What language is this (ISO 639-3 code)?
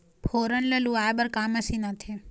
hne